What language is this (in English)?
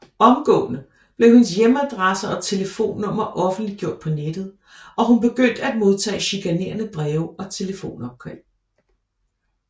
Danish